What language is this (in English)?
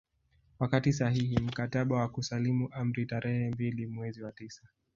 Swahili